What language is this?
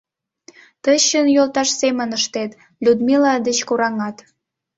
Mari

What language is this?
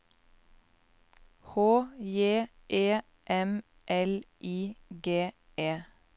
Norwegian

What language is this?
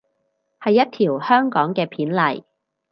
Cantonese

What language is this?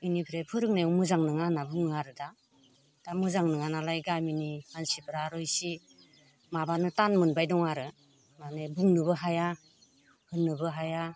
Bodo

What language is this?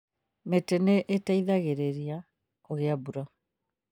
Kikuyu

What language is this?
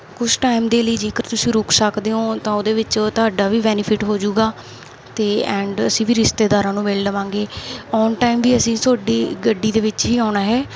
Punjabi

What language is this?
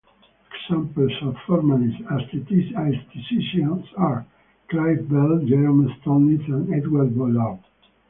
English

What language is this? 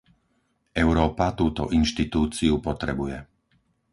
Slovak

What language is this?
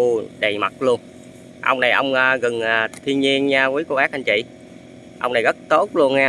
Vietnamese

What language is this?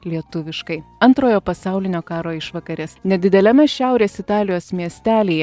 Lithuanian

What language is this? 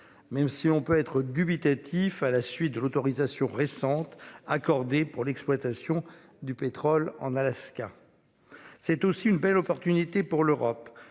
French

